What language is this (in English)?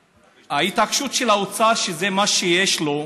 Hebrew